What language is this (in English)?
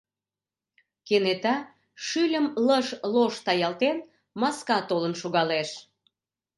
Mari